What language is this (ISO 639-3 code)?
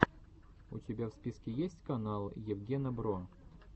rus